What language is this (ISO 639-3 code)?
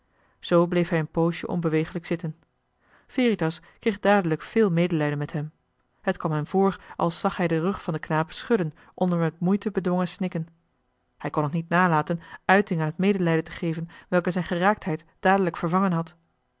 nld